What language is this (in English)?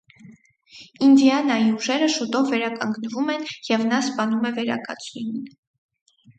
Armenian